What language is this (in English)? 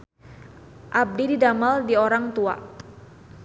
Sundanese